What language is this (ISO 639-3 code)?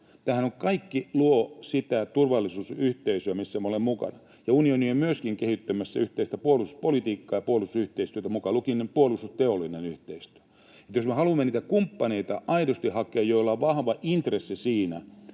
fin